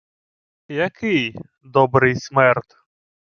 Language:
Ukrainian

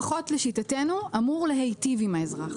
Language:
Hebrew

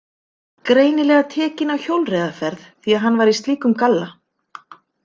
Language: Icelandic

